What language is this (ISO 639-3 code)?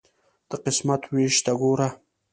pus